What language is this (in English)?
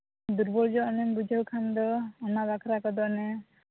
Santali